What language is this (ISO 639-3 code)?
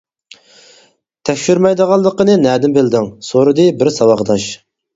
uig